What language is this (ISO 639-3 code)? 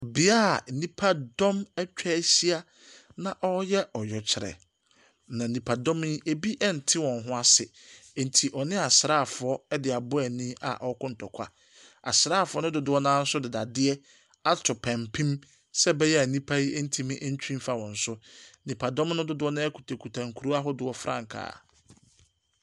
aka